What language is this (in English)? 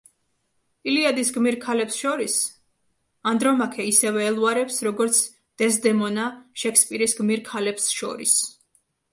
Georgian